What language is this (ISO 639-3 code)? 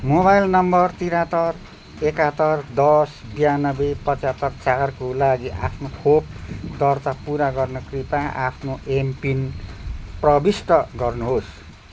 nep